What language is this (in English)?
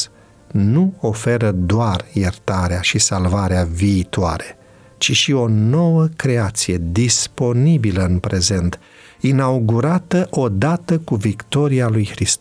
Romanian